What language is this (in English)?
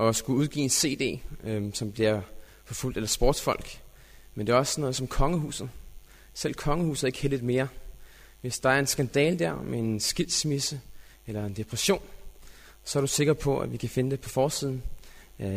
Danish